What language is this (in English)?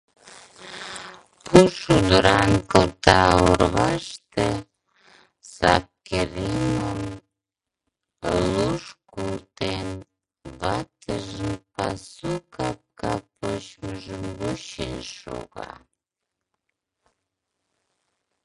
Mari